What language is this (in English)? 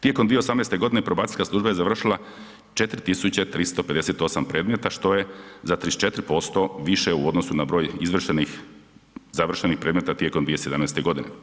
Croatian